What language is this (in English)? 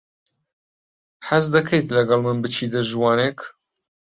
Central Kurdish